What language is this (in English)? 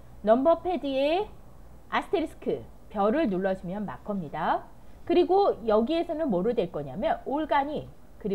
Korean